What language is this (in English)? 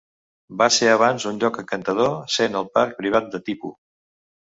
Catalan